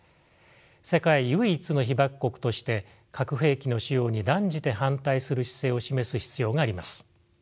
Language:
Japanese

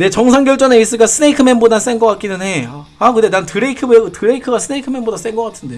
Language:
Korean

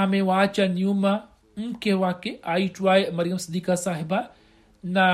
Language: Swahili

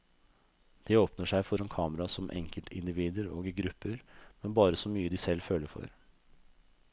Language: Norwegian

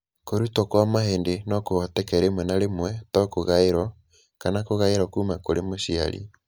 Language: Kikuyu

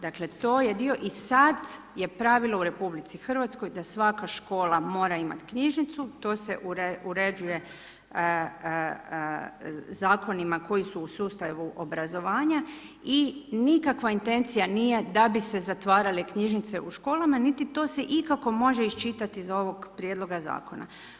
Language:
Croatian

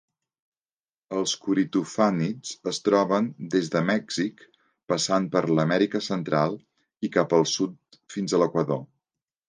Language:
Catalan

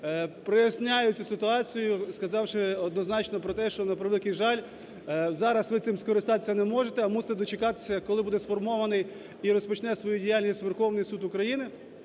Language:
Ukrainian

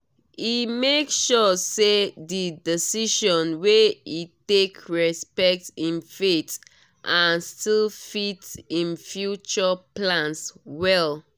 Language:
Nigerian Pidgin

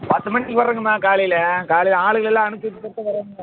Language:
Tamil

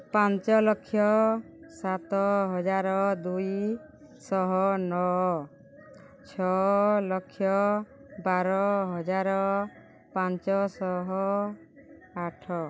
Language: Odia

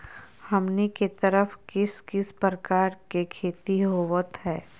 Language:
Magahi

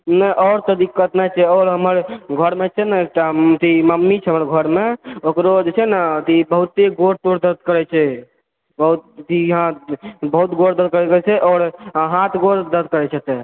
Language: Maithili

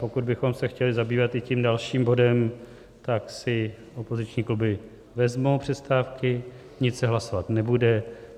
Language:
Czech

